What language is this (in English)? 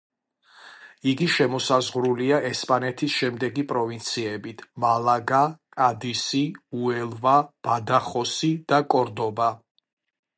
Georgian